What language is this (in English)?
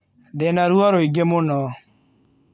Kikuyu